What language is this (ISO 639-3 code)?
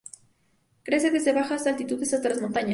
spa